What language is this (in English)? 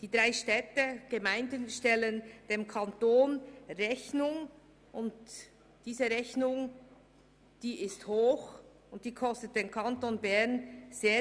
Swiss German